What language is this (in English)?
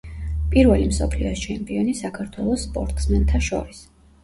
Georgian